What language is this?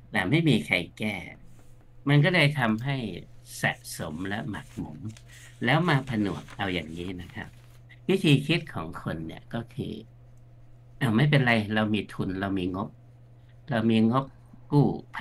Thai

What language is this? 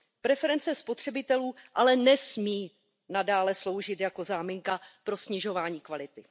Czech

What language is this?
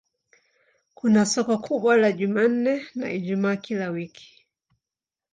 Swahili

